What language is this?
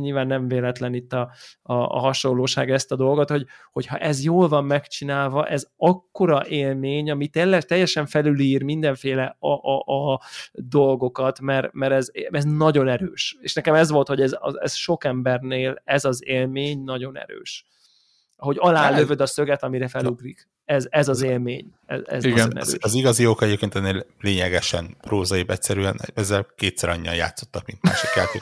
Hungarian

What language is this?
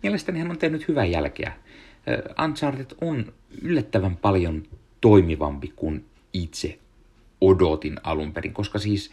Finnish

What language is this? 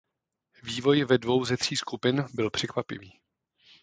Czech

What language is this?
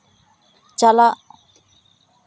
Santali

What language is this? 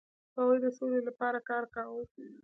Pashto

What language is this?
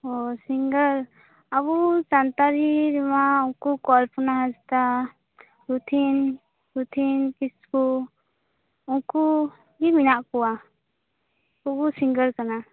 Santali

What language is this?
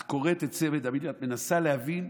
Hebrew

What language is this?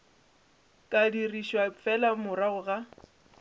Northern Sotho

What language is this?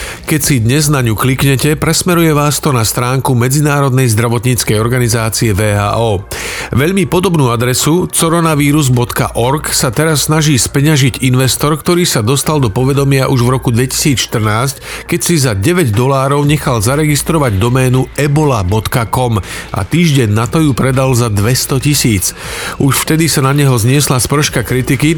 Slovak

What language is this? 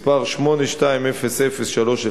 Hebrew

